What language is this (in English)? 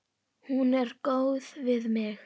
Icelandic